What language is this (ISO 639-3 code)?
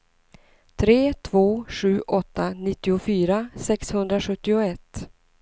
swe